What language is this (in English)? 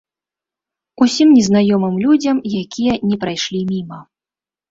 Belarusian